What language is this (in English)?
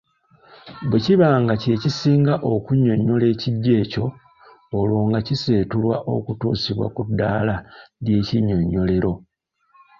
Ganda